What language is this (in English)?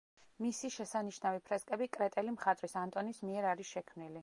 Georgian